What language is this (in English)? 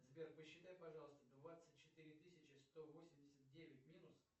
Russian